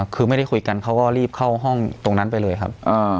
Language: Thai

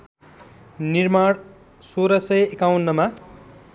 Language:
Nepali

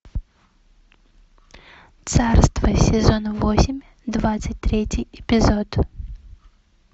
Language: Russian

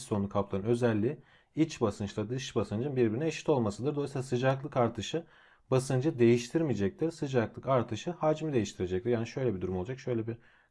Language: Turkish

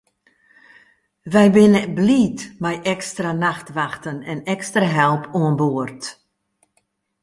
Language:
Western Frisian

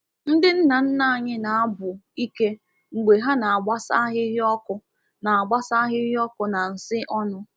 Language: Igbo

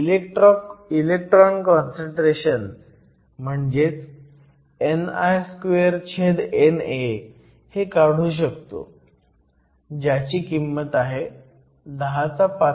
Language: Marathi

